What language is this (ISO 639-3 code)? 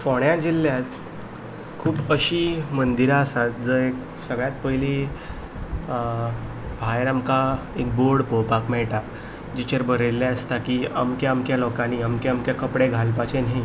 kok